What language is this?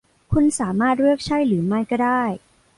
Thai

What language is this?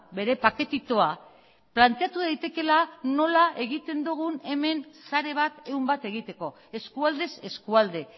Basque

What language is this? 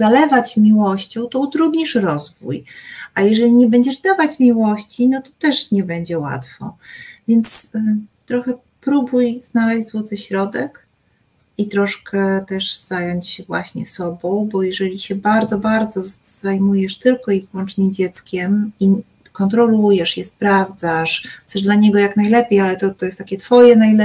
Polish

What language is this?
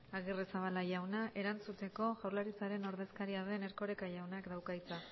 Basque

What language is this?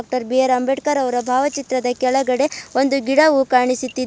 Kannada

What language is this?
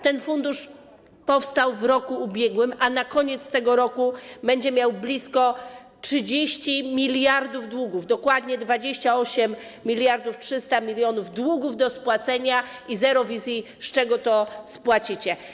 Polish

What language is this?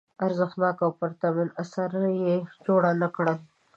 Pashto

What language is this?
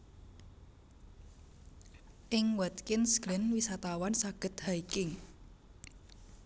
Javanese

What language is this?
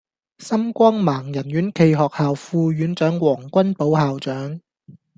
Cantonese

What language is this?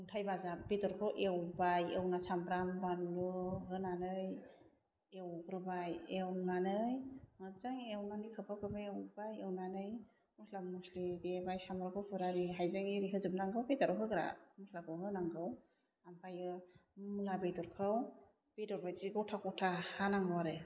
Bodo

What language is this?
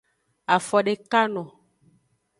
Aja (Benin)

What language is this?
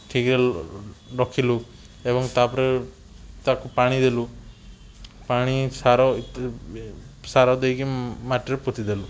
Odia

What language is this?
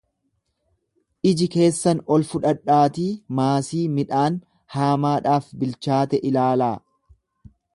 Oromo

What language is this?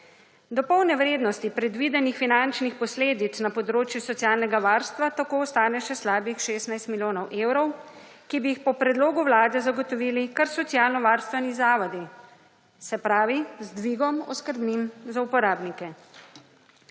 Slovenian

